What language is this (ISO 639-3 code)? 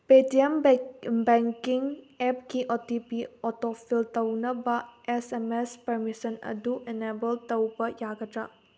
mni